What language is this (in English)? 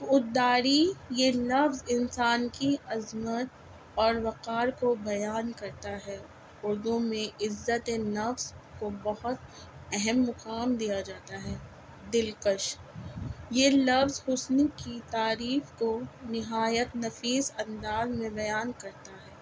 Urdu